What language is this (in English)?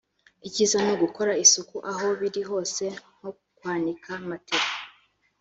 Kinyarwanda